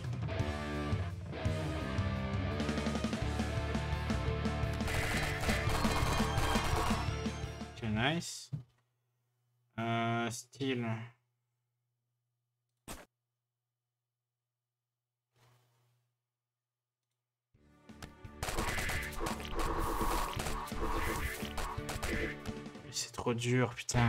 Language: French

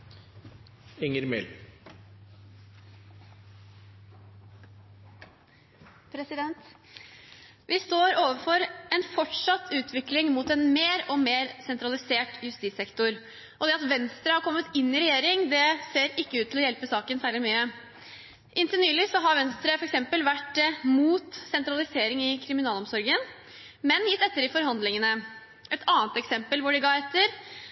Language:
Norwegian Bokmål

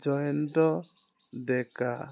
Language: Assamese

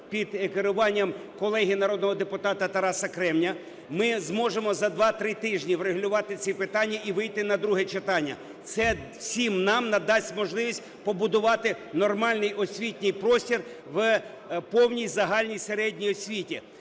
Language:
Ukrainian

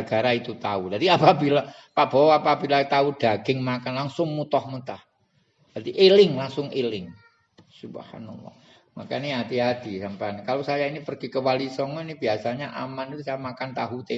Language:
Indonesian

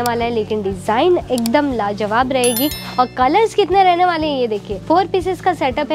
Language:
Hindi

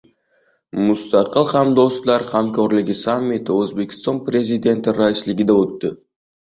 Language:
Uzbek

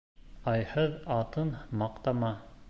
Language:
Bashkir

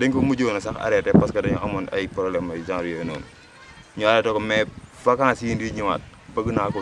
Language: Indonesian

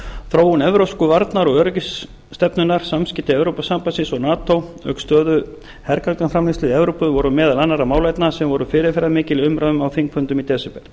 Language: Icelandic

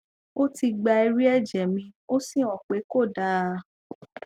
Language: Yoruba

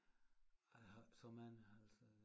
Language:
Danish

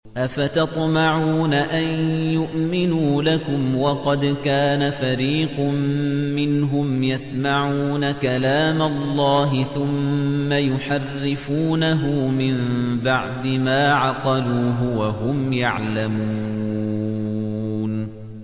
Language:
Arabic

